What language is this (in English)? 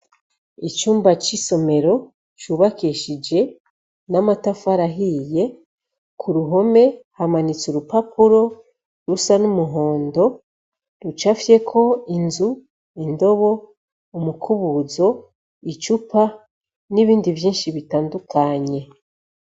Rundi